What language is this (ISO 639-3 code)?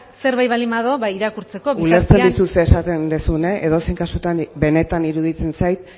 eus